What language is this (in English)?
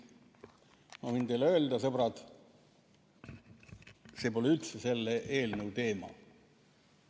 Estonian